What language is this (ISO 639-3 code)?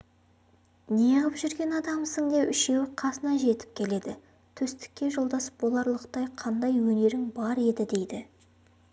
kaz